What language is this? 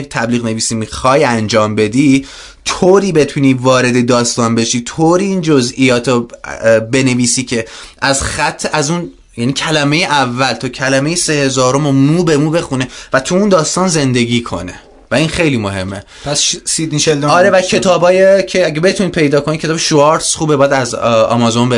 Persian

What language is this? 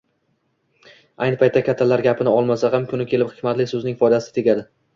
Uzbek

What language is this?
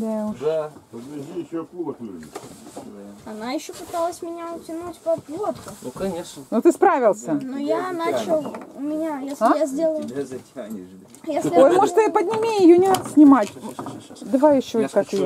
Russian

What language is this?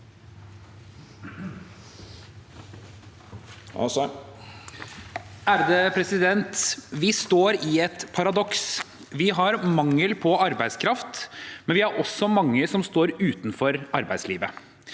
Norwegian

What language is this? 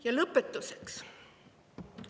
Estonian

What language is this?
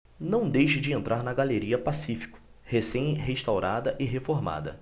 Portuguese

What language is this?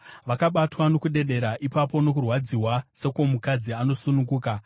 Shona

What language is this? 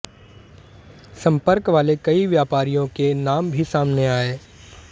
Hindi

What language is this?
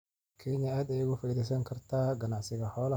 Somali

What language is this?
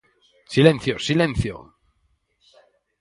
Galician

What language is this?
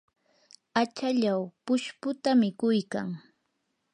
Yanahuanca Pasco Quechua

